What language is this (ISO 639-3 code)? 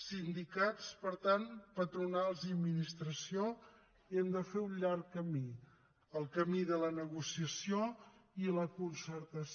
cat